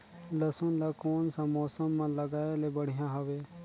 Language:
Chhattisgarhi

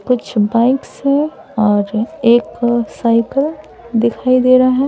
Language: Hindi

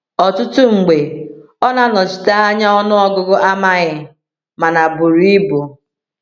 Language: Igbo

